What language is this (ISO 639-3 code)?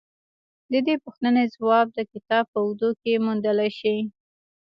pus